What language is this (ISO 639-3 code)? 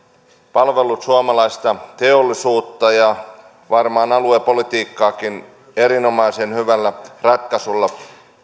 fin